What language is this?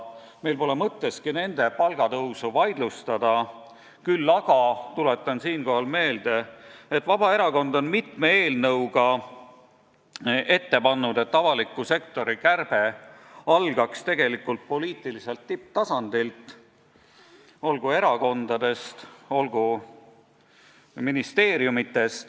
Estonian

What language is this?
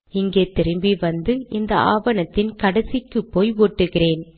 Tamil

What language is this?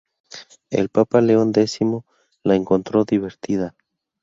Spanish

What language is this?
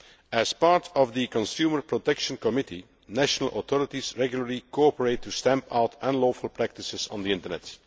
English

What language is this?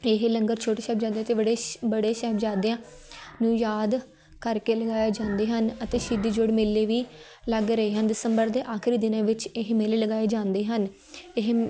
Punjabi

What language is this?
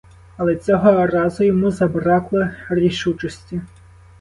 Ukrainian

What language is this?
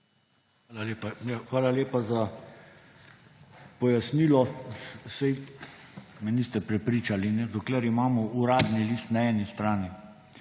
Slovenian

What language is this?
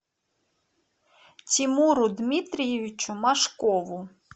Russian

